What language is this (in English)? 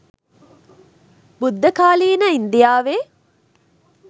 Sinhala